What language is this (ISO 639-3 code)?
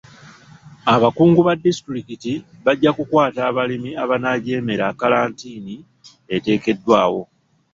lug